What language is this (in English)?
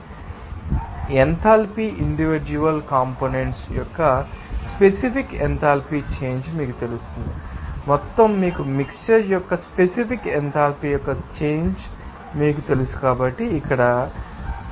Telugu